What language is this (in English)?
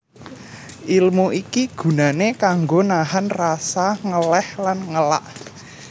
Javanese